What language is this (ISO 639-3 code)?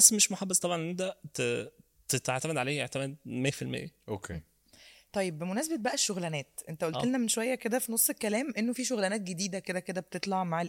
ara